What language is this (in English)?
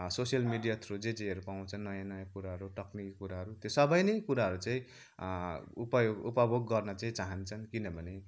Nepali